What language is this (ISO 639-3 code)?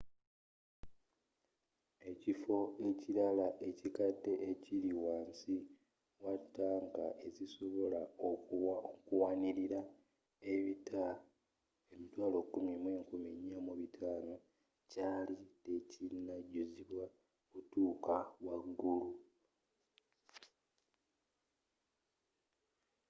lug